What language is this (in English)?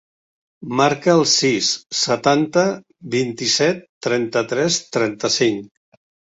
Catalan